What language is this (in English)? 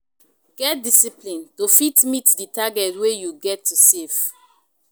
Nigerian Pidgin